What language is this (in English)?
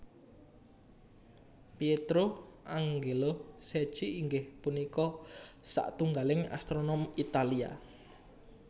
Javanese